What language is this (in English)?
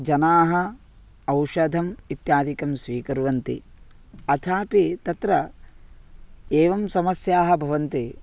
Sanskrit